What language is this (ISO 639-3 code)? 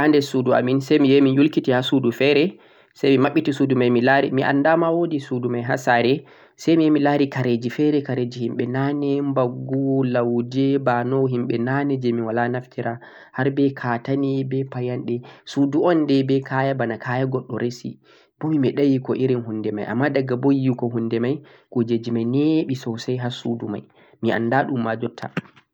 fuq